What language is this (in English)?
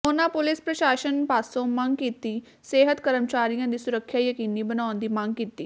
Punjabi